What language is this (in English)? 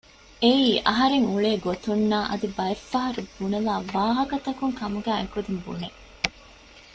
Divehi